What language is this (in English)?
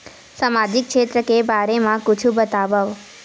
Chhattisgarhi